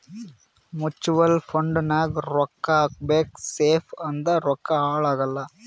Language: Kannada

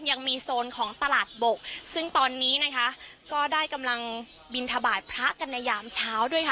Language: Thai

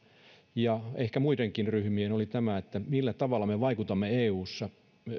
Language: Finnish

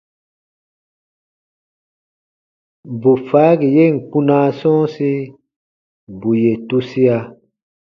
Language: Baatonum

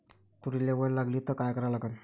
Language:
Marathi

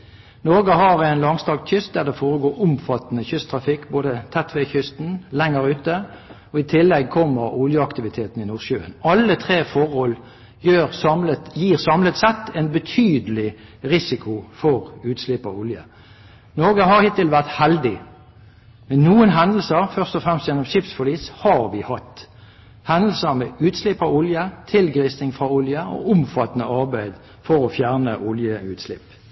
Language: Norwegian Bokmål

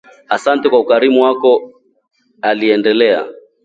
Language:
Swahili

